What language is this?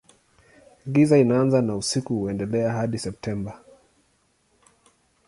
Swahili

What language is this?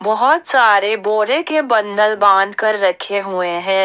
Hindi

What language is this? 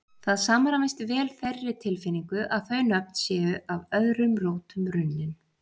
Icelandic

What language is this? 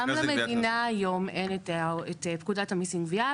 Hebrew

